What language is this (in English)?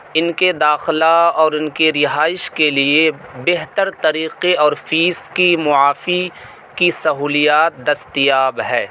Urdu